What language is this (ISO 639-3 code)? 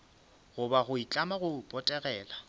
nso